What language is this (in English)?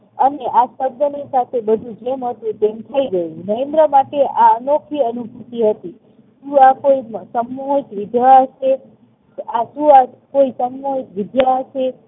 Gujarati